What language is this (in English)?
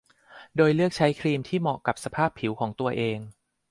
Thai